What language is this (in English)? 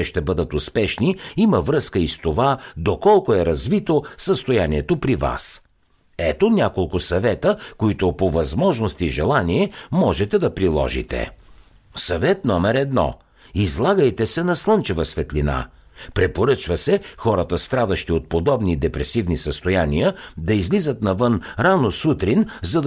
Bulgarian